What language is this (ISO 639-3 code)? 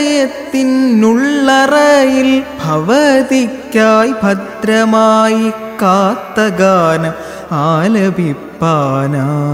mal